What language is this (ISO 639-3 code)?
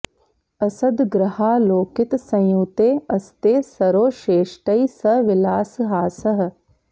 san